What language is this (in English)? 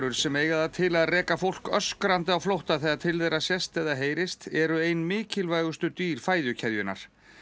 Icelandic